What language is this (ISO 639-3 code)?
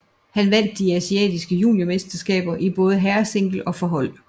dan